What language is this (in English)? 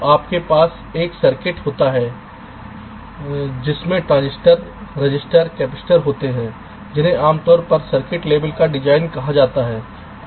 Hindi